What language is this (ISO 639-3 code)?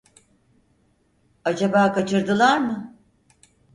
tur